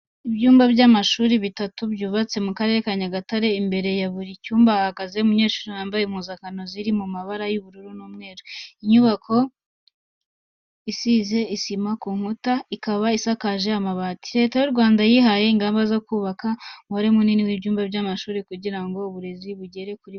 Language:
Kinyarwanda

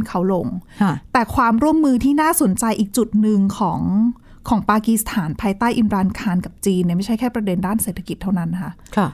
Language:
Thai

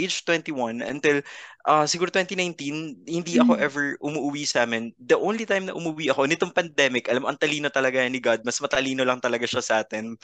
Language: Filipino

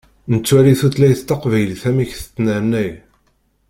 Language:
Kabyle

